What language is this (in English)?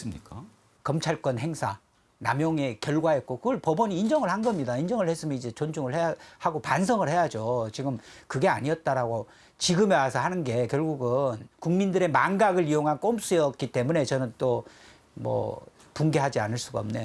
Korean